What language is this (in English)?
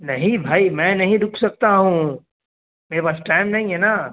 Urdu